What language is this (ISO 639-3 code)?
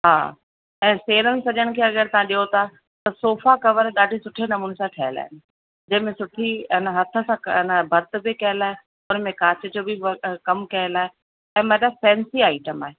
snd